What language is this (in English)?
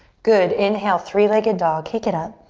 English